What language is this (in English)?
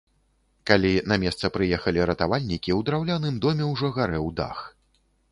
Belarusian